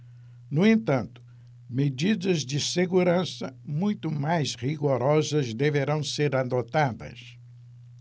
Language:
Portuguese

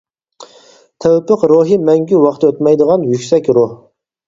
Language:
Uyghur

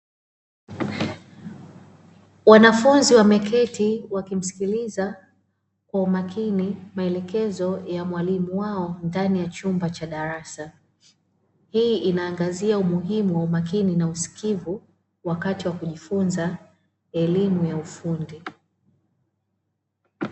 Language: Swahili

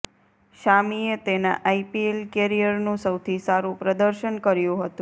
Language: Gujarati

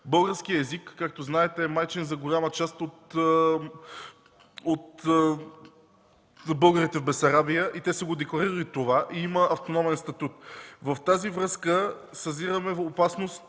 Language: Bulgarian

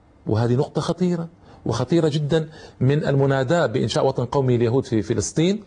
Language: Arabic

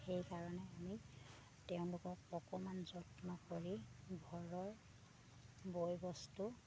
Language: Assamese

